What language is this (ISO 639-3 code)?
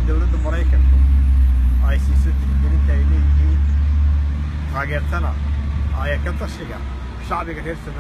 ara